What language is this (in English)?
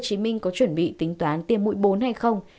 Vietnamese